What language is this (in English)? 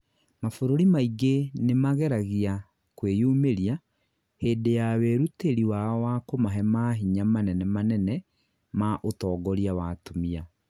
Kikuyu